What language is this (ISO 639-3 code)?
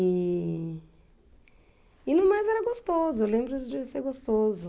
por